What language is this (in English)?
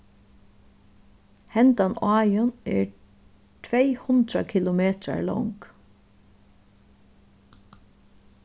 Faroese